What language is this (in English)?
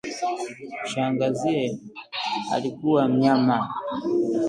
Swahili